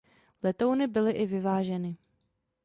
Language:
Czech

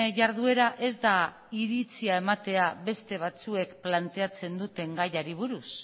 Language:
Basque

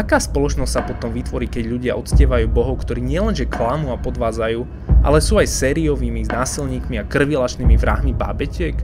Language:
Slovak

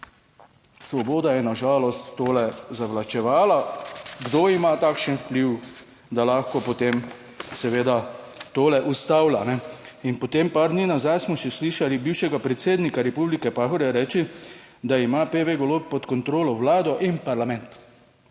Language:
Slovenian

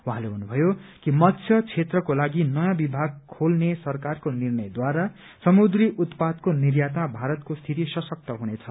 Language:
Nepali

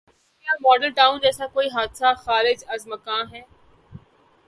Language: Urdu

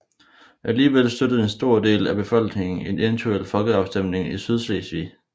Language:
Danish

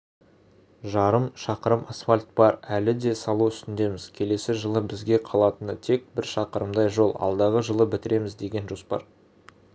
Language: Kazakh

